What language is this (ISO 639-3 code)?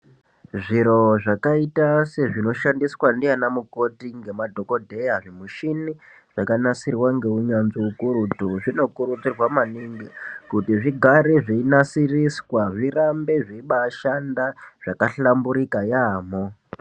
ndc